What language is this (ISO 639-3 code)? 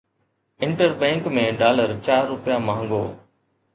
snd